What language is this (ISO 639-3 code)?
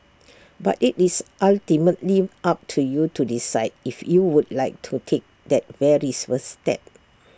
eng